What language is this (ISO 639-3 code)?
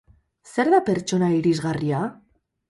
eus